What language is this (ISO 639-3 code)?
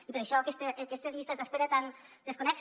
cat